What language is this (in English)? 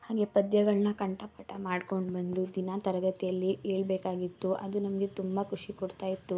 Kannada